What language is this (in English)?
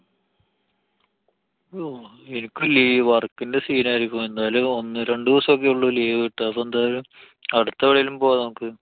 Malayalam